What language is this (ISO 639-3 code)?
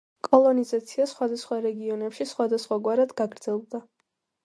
kat